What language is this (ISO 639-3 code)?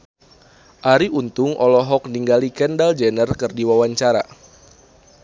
sun